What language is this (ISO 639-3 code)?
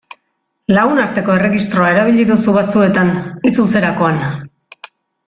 eus